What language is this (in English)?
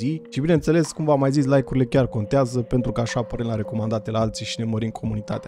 Romanian